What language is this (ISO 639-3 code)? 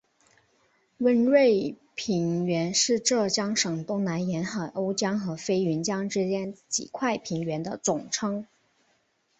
zho